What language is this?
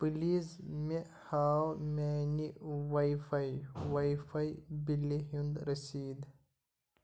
Kashmiri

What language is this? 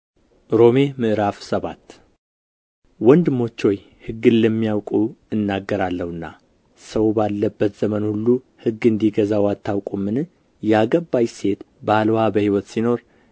Amharic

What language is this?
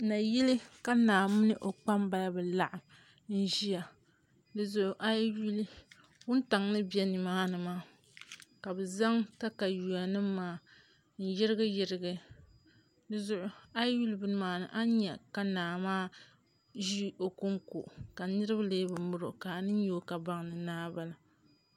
Dagbani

